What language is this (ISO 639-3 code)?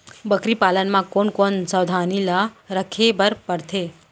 hne